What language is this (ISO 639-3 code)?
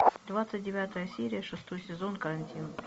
rus